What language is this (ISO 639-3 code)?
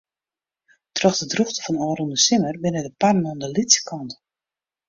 fry